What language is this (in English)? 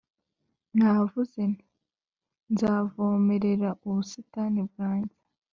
Kinyarwanda